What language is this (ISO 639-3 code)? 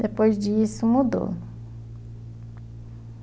por